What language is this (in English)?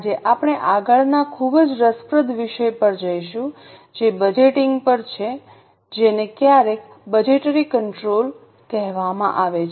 Gujarati